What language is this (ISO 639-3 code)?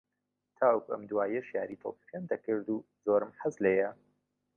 ckb